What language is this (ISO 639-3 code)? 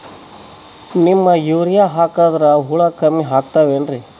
kan